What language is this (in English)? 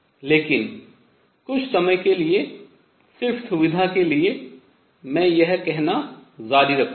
Hindi